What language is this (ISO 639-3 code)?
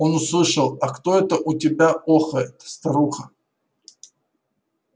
rus